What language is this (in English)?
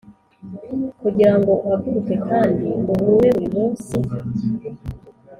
Kinyarwanda